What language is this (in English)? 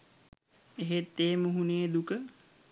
Sinhala